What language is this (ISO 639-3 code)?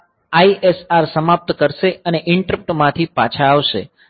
guj